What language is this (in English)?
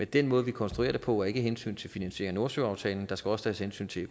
Danish